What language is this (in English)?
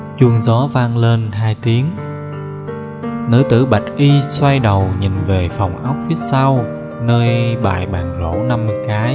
Vietnamese